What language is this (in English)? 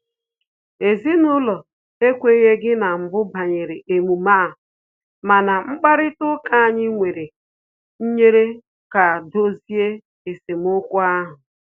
Igbo